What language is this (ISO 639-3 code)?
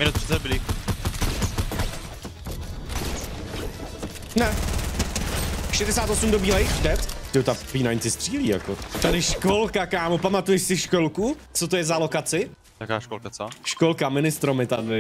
ces